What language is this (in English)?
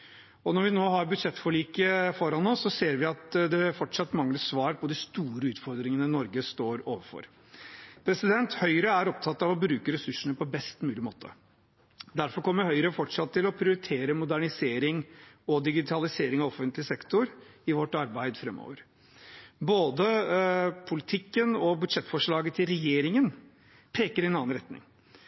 Norwegian Bokmål